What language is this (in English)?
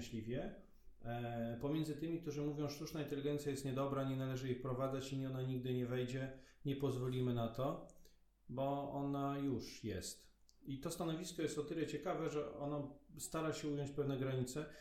Polish